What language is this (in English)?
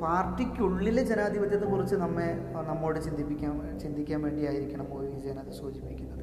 Malayalam